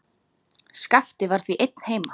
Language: Icelandic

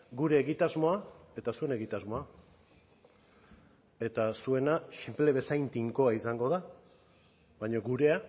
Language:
Basque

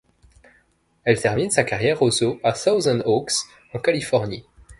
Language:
French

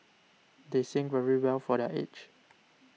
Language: English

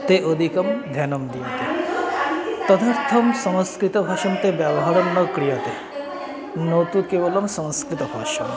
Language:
Sanskrit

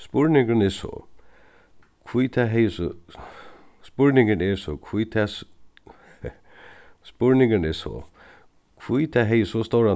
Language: Faroese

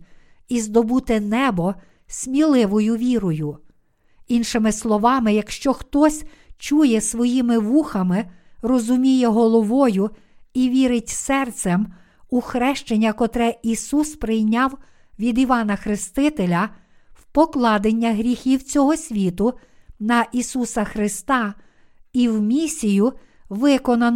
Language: Ukrainian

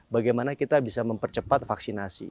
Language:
Indonesian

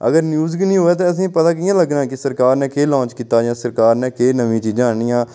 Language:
Dogri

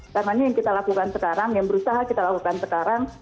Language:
Indonesian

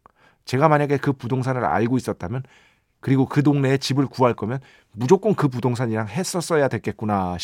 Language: Korean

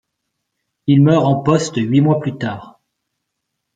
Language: French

